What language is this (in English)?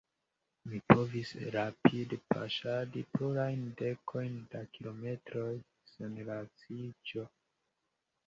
Esperanto